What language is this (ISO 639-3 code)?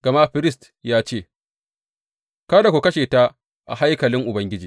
hau